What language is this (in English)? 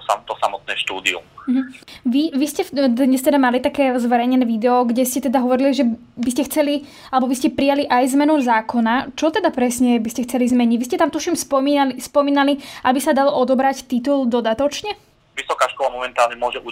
Slovak